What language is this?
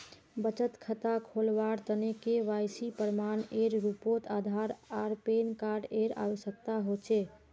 Magahi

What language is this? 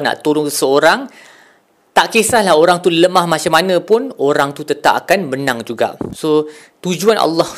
Malay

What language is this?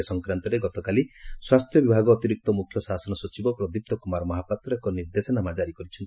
Odia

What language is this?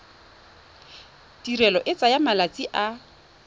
Tswana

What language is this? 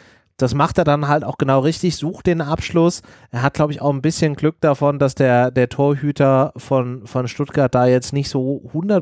German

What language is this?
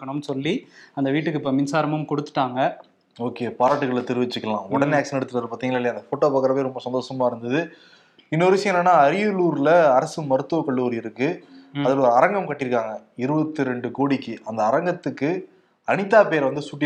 Tamil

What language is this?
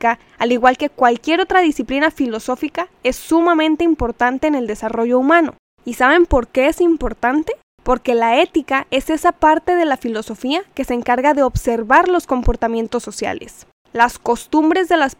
Spanish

